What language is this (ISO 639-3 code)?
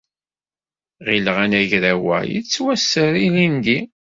kab